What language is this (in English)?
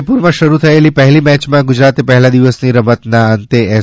Gujarati